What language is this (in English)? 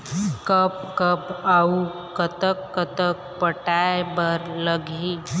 Chhattisgarhi